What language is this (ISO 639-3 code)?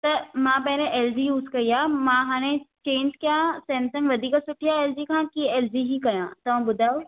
snd